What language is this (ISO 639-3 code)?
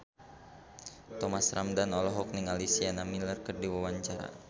sun